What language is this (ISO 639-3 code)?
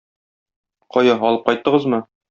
tat